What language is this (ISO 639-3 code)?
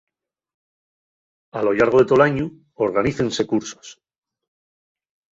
ast